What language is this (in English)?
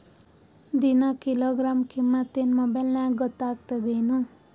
Kannada